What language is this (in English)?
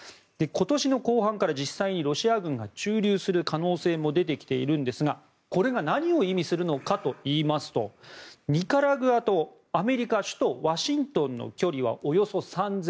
Japanese